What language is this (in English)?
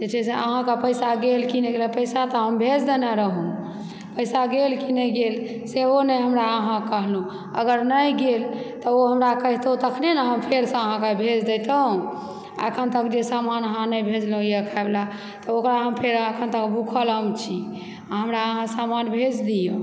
Maithili